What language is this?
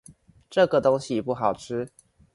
Chinese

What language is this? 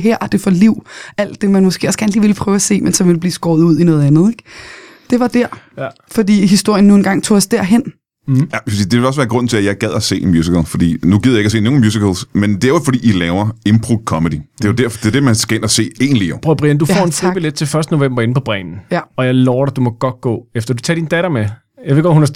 Danish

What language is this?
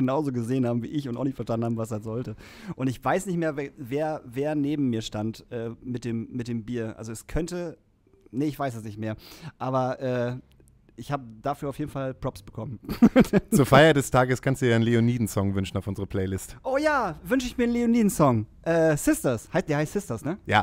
German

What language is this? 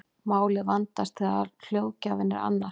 Icelandic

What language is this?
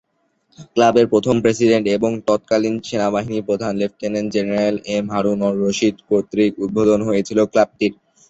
Bangla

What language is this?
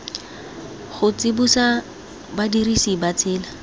Tswana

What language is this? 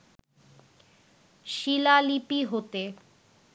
Bangla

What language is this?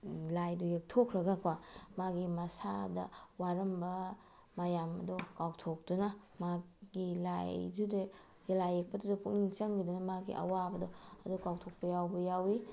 Manipuri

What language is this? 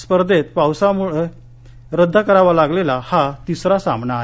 Marathi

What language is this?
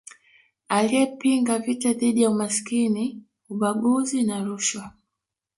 Swahili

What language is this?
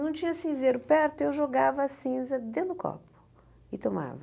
Portuguese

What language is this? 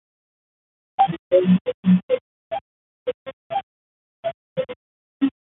Basque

